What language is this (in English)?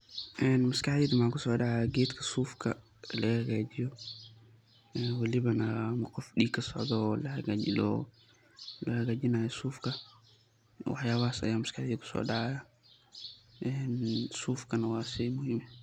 Somali